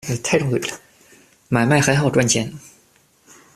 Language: Chinese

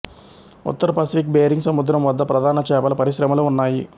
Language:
Telugu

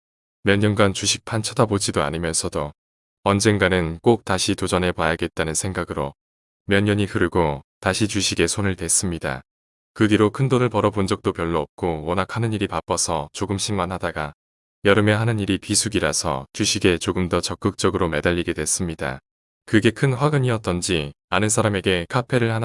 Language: Korean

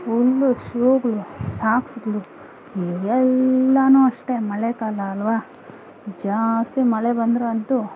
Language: Kannada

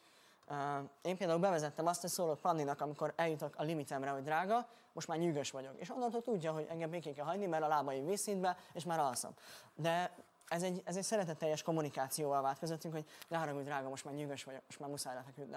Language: Hungarian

